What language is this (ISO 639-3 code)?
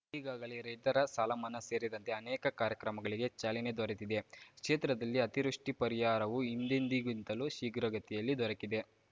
kan